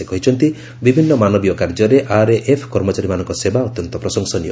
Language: Odia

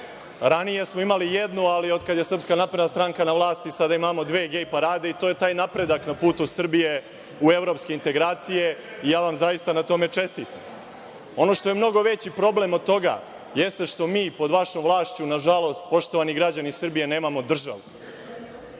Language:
Serbian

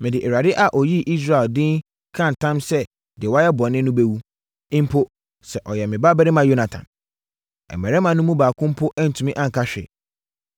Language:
Akan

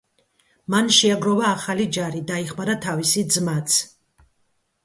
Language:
Georgian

